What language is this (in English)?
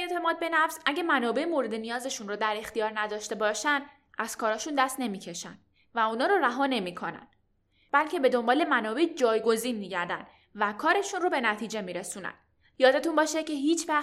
Persian